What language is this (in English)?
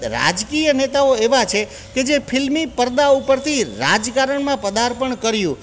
Gujarati